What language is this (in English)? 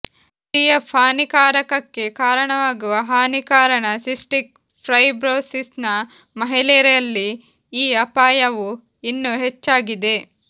Kannada